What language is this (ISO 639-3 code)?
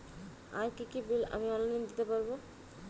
ben